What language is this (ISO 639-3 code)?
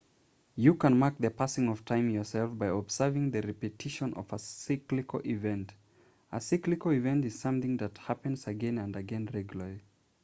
eng